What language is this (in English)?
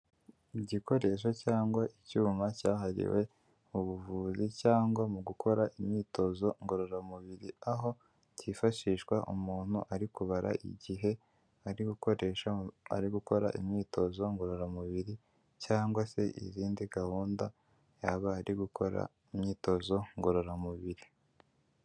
Kinyarwanda